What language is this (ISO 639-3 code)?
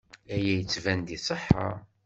kab